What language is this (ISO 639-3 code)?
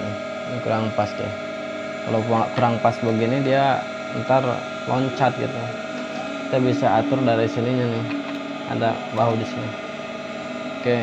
ind